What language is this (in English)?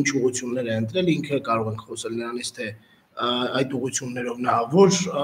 Turkish